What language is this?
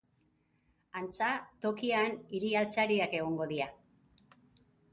Basque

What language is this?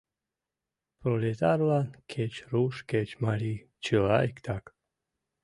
Mari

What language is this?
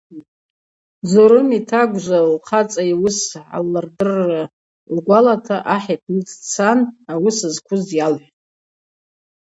Abaza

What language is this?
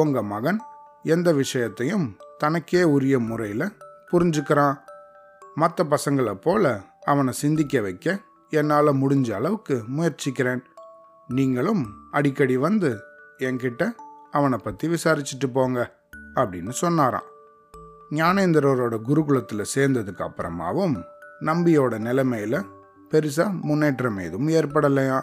Tamil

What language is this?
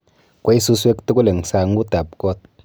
Kalenjin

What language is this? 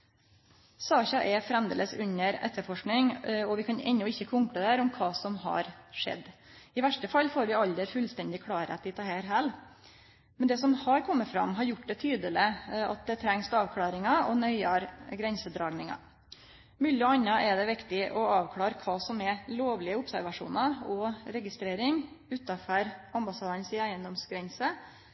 Norwegian Nynorsk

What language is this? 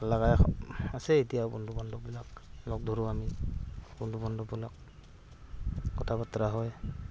Assamese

